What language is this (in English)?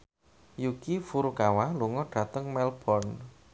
Javanese